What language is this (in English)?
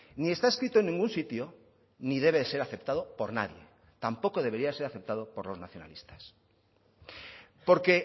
Spanish